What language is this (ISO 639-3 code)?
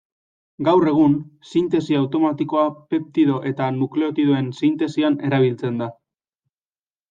eus